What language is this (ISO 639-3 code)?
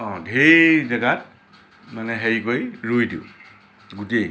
asm